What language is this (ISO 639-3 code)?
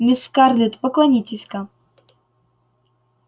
rus